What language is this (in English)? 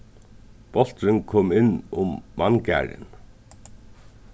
Faroese